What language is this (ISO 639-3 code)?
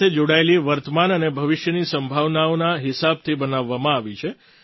guj